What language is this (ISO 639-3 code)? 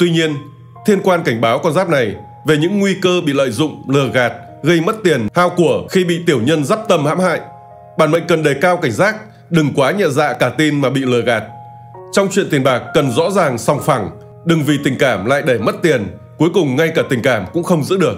vie